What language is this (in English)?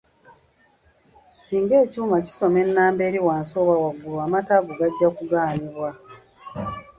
Ganda